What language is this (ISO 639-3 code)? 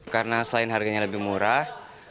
ind